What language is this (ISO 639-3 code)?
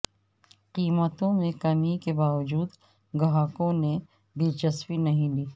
urd